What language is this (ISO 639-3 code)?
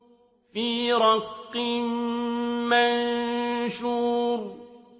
ara